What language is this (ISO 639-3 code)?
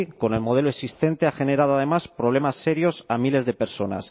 spa